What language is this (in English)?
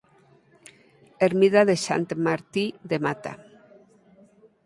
Galician